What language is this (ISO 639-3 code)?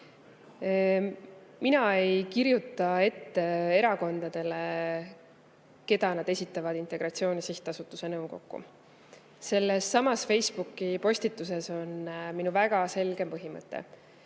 est